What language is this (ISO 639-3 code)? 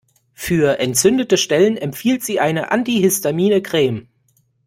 deu